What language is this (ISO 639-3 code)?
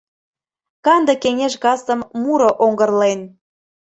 chm